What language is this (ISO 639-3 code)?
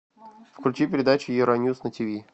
rus